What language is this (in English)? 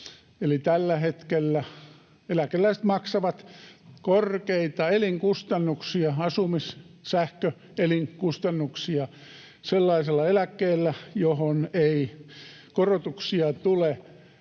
Finnish